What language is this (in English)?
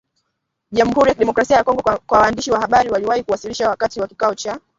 Swahili